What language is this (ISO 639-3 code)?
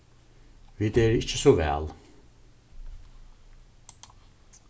fao